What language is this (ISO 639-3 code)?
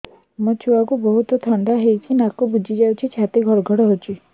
ori